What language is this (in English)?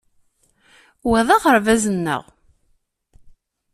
Kabyle